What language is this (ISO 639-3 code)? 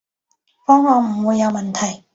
yue